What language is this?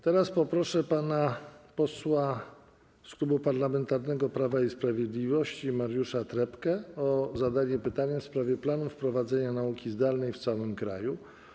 Polish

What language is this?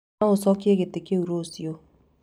Kikuyu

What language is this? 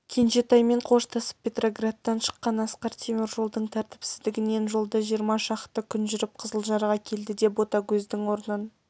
Kazakh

